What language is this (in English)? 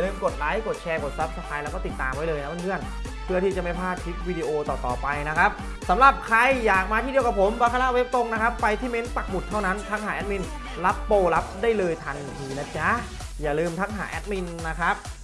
Thai